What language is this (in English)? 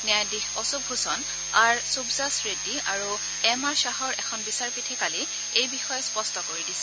Assamese